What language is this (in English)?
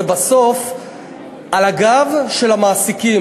Hebrew